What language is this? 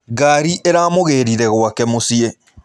Kikuyu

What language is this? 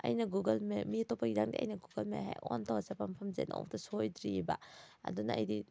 Manipuri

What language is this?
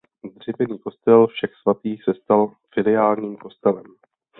Czech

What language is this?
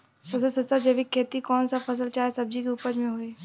Bhojpuri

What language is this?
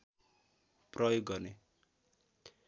Nepali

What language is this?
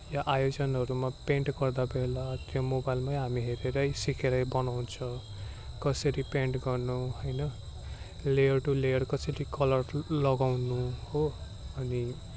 Nepali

